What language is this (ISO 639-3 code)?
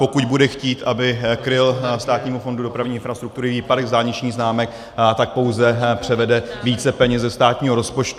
ces